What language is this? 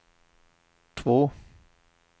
Swedish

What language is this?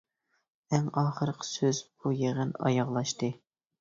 Uyghur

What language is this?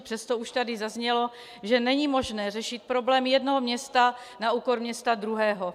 Czech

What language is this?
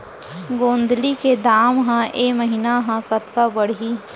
Chhattisgarhi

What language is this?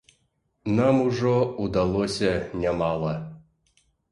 Belarusian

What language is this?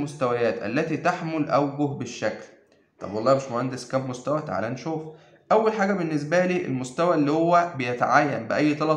Arabic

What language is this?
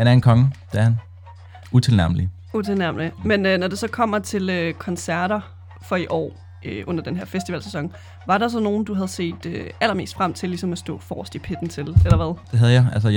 Danish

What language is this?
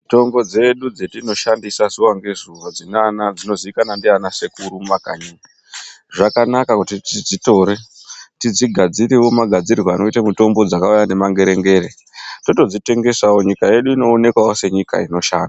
Ndau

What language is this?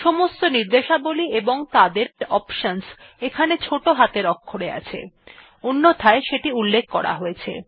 Bangla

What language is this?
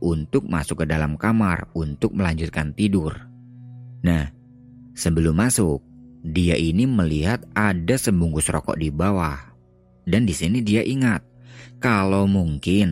Indonesian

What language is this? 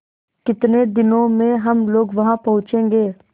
Hindi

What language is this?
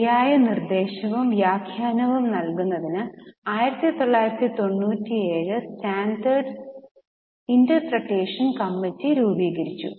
Malayalam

